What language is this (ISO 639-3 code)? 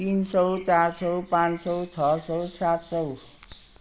nep